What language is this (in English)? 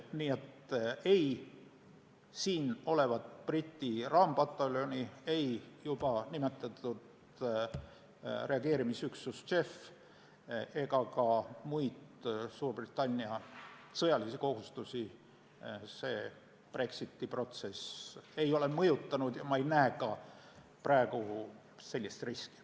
Estonian